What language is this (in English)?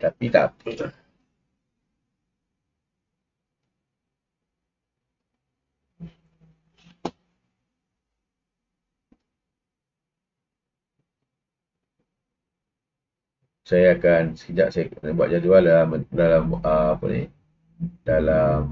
Malay